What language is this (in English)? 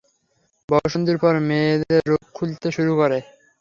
Bangla